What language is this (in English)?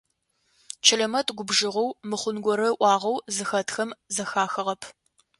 Adyghe